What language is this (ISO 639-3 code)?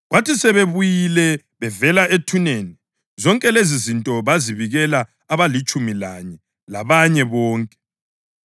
nde